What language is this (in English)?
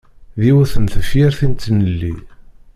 Kabyle